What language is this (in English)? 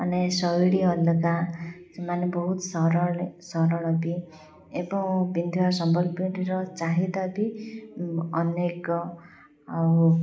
Odia